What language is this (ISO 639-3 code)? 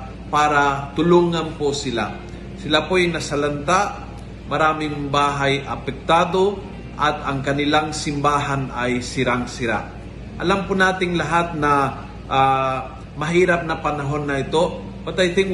fil